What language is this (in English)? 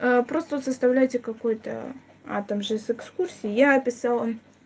Russian